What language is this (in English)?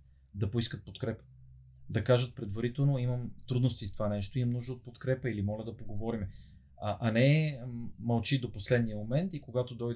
Bulgarian